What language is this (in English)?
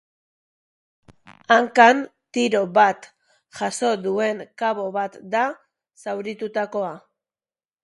Basque